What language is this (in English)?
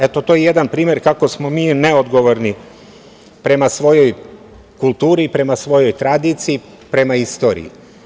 Serbian